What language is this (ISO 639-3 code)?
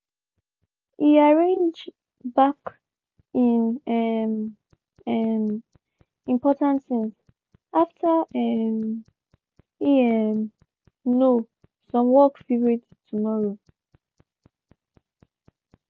pcm